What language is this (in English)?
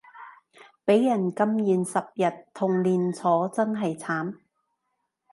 Cantonese